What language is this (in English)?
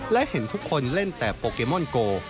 Thai